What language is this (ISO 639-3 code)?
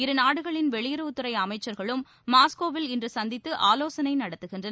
tam